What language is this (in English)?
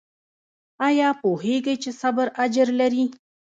Pashto